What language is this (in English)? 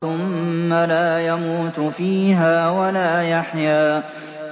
Arabic